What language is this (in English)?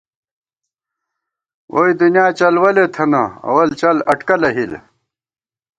Gawar-Bati